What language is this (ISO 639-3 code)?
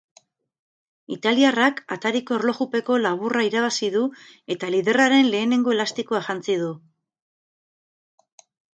eus